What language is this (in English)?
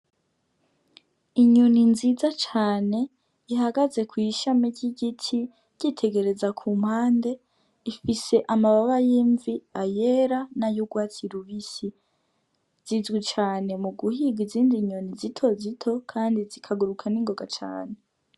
Rundi